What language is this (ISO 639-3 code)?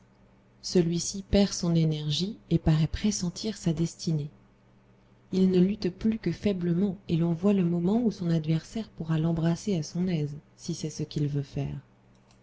fra